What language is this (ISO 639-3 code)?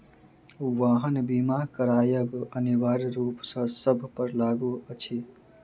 mai